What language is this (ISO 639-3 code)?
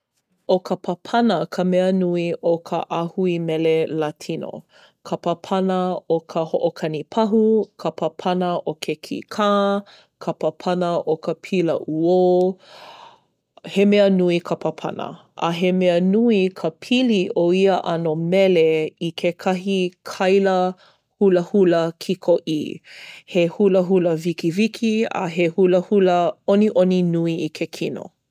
haw